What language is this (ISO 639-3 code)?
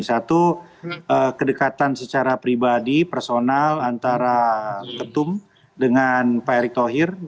ind